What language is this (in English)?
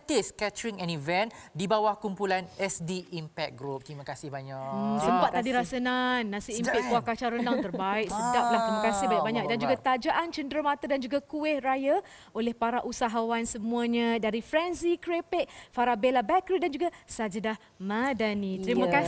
Malay